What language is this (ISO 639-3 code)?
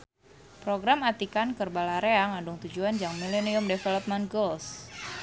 sun